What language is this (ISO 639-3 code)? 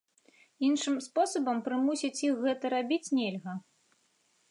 bel